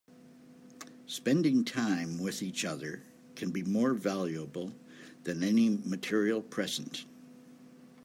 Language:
English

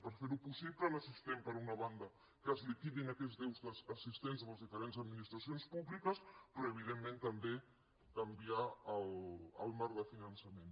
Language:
Catalan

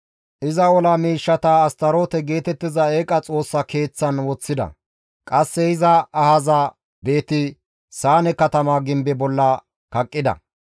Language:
Gamo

